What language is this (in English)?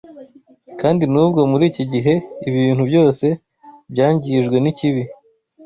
Kinyarwanda